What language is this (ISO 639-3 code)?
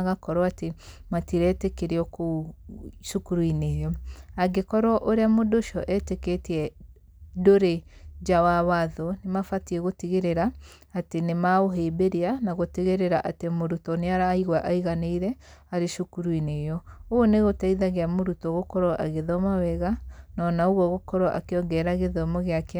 kik